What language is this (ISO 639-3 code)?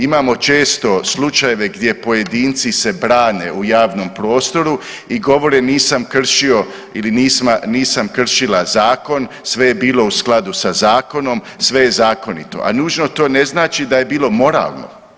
hrv